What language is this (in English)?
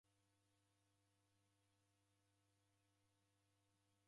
Taita